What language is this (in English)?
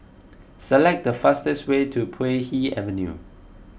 English